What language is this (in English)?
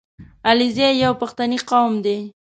Pashto